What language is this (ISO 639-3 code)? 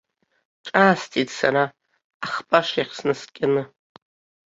abk